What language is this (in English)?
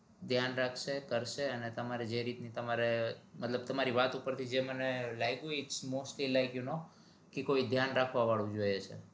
Gujarati